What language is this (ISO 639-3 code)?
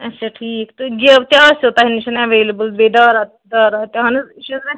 kas